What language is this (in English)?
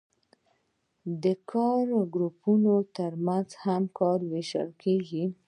Pashto